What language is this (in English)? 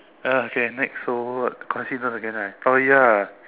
English